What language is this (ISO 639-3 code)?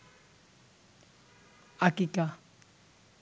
ben